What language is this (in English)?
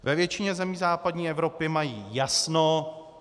Czech